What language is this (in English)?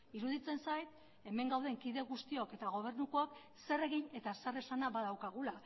Basque